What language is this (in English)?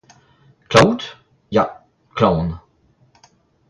Breton